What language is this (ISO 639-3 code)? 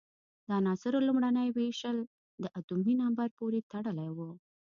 pus